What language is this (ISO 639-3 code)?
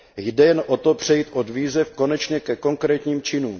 ces